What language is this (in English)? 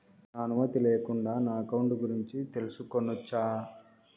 Telugu